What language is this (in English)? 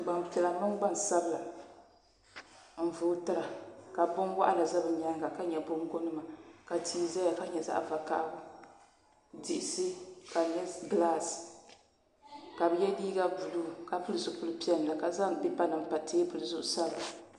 Dagbani